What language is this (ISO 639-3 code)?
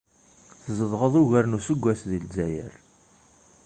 kab